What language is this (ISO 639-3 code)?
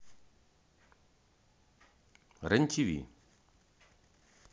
rus